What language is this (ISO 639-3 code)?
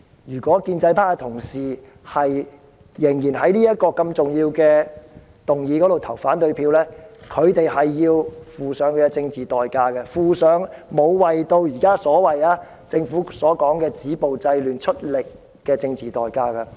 yue